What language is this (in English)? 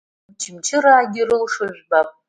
Abkhazian